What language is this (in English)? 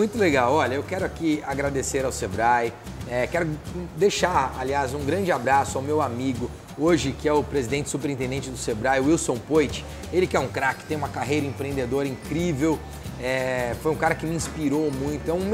Portuguese